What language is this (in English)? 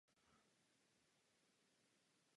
Czech